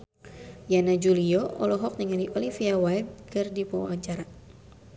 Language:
Sundanese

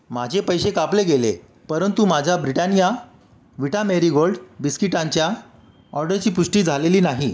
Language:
Marathi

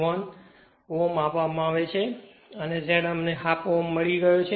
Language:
Gujarati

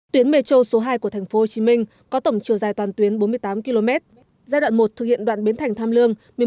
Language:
Vietnamese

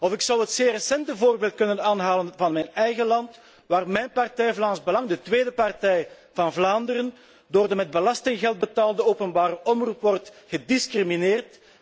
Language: Dutch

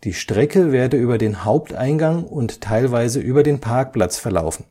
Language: German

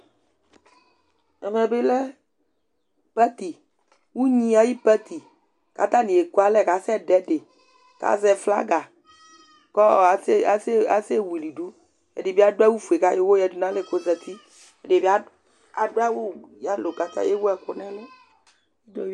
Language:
Ikposo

